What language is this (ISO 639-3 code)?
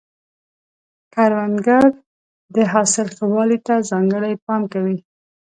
pus